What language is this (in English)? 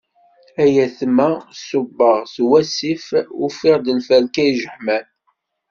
Kabyle